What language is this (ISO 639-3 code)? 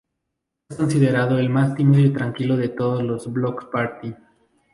spa